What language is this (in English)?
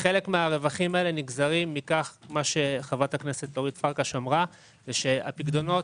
Hebrew